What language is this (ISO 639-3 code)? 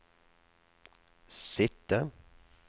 nor